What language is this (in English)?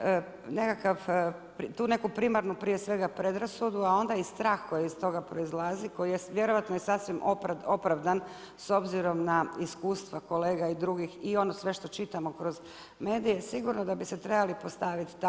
Croatian